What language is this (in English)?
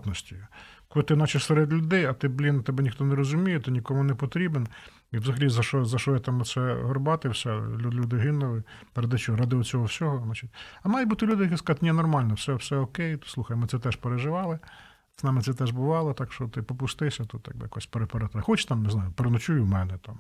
Ukrainian